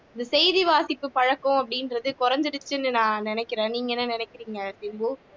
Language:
Tamil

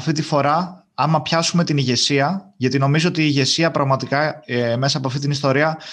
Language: Greek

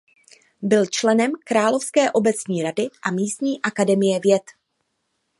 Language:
Czech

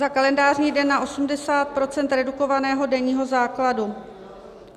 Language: Czech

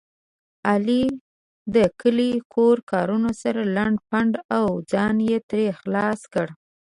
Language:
Pashto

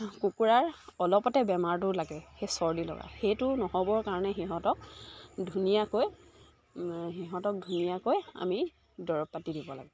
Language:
Assamese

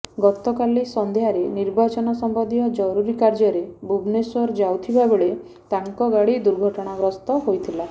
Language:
Odia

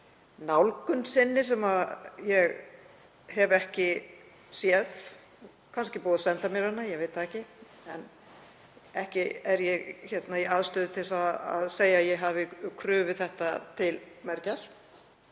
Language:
Icelandic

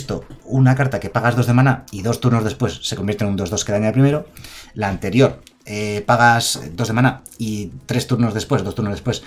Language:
Spanish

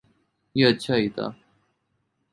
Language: Urdu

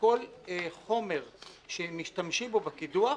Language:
Hebrew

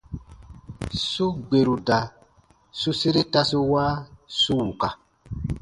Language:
Baatonum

